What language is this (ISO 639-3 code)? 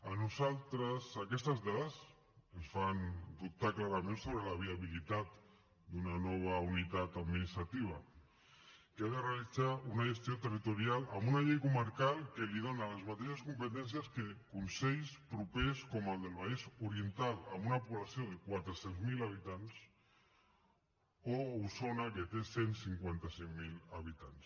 cat